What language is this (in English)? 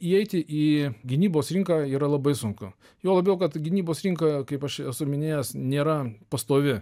Lithuanian